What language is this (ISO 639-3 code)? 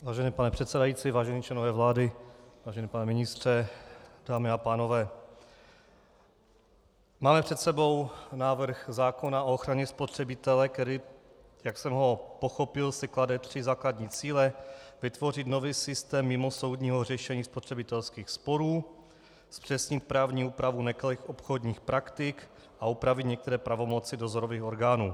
ces